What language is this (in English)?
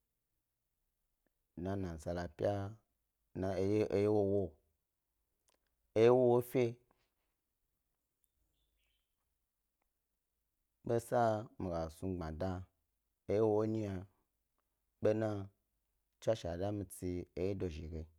Gbari